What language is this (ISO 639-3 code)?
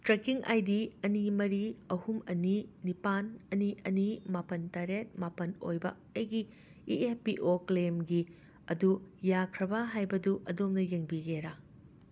mni